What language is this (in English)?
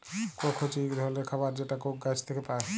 Bangla